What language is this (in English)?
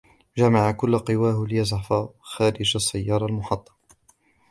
Arabic